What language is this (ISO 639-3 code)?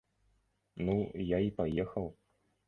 bel